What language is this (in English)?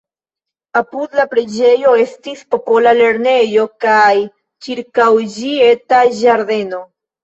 Esperanto